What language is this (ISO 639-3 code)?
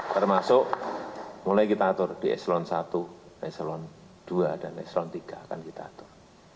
ind